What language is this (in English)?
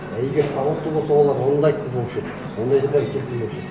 Kazakh